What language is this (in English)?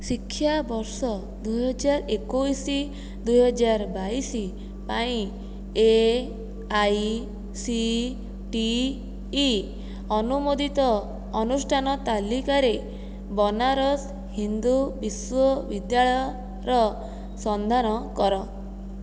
Odia